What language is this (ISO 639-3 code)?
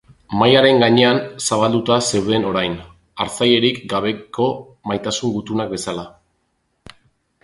eus